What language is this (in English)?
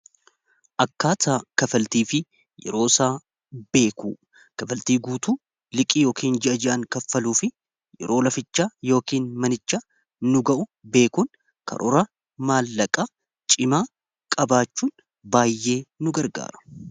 Oromo